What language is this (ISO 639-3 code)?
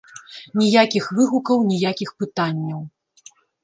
bel